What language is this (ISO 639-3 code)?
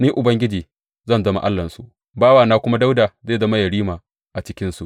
hau